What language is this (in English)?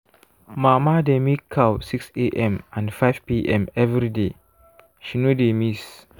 Nigerian Pidgin